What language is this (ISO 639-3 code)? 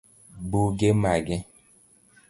luo